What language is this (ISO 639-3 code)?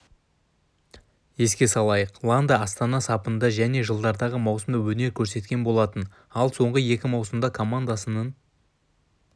kaz